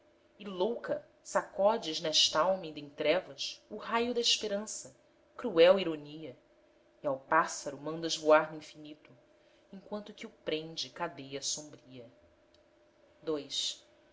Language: Portuguese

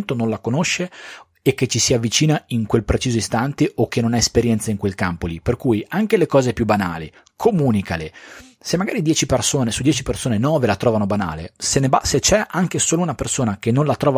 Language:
Italian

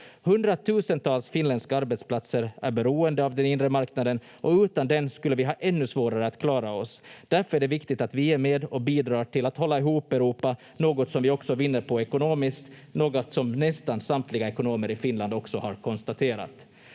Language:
Finnish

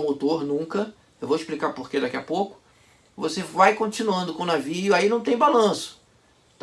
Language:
Portuguese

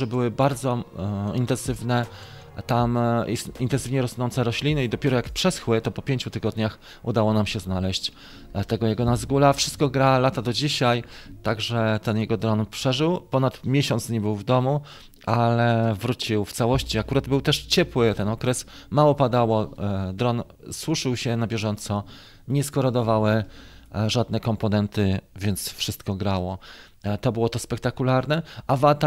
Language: Polish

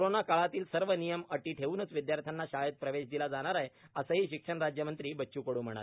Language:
Marathi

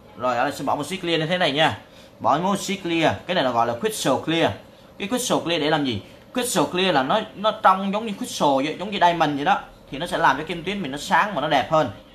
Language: Vietnamese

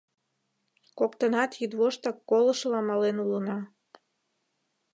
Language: Mari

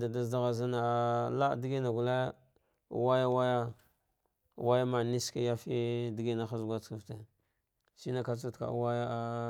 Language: Dghwede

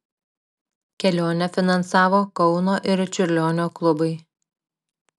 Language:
Lithuanian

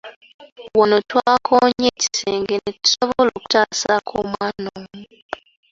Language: Ganda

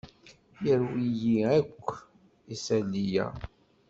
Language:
Kabyle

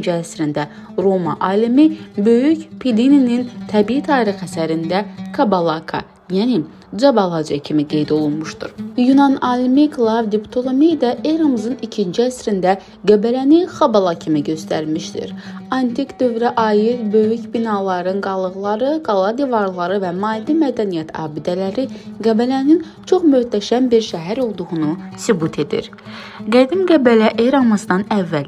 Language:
Turkish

